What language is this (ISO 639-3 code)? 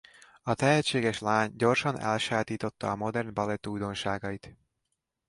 hun